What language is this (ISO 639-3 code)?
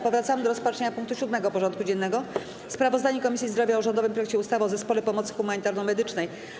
pol